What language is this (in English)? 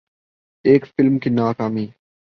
Urdu